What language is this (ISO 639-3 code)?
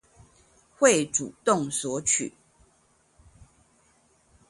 zho